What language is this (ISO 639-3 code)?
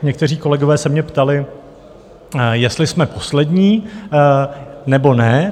ces